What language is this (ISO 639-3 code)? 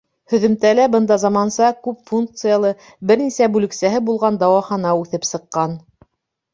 bak